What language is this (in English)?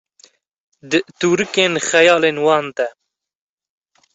Kurdish